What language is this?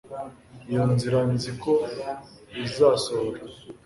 Kinyarwanda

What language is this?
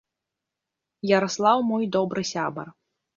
Belarusian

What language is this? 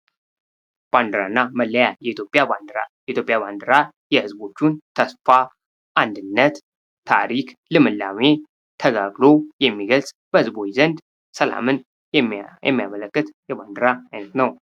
Amharic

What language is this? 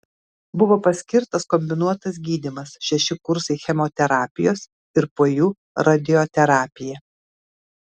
Lithuanian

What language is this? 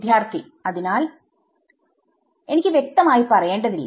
Malayalam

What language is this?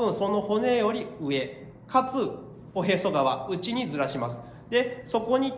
Japanese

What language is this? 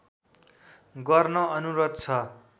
Nepali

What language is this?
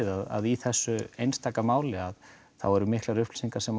Icelandic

